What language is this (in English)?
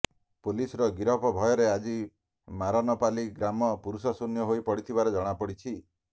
Odia